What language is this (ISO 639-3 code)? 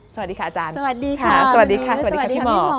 tha